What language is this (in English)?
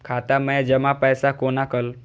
Maithili